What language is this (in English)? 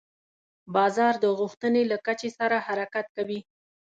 Pashto